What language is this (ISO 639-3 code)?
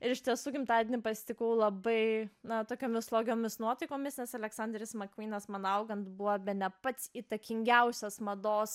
lit